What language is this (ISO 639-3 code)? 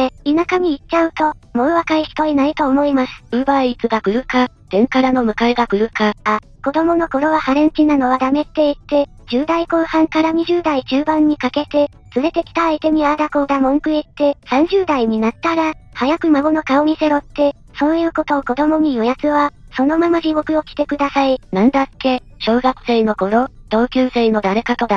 jpn